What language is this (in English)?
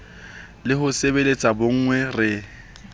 Southern Sotho